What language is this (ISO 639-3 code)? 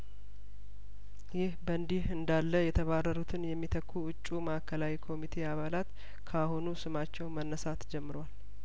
amh